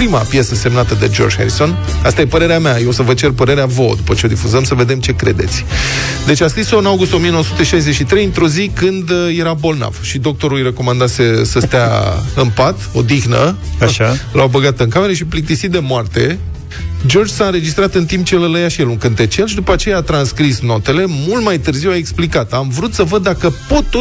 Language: Romanian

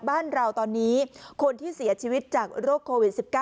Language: Thai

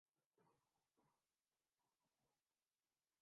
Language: Urdu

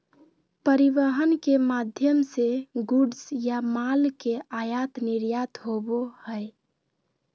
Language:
Magahi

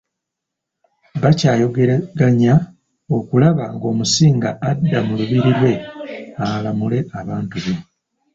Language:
Ganda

